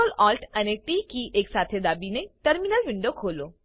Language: Gujarati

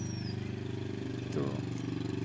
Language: Santali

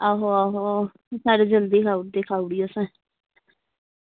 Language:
Dogri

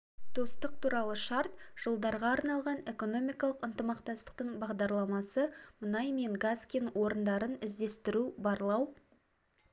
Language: Kazakh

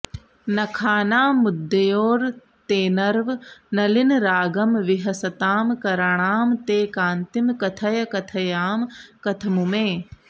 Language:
Sanskrit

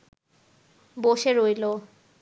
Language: Bangla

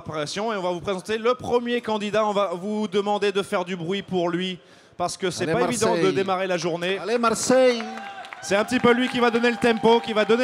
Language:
French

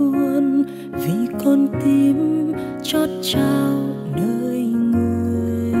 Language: Vietnamese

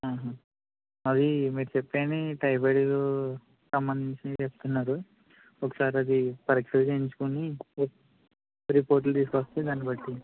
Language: Telugu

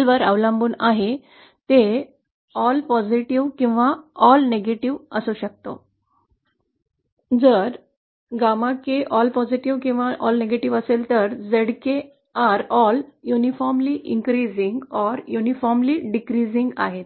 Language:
Marathi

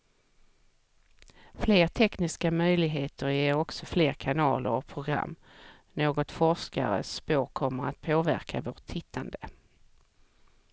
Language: Swedish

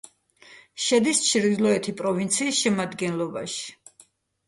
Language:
Georgian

